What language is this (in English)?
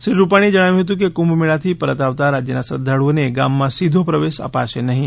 Gujarati